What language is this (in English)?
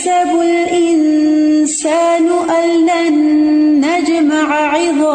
Urdu